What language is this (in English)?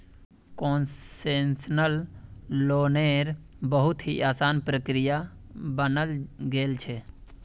Magahi